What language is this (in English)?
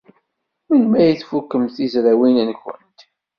Kabyle